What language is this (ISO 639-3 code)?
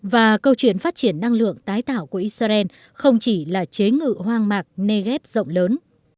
vie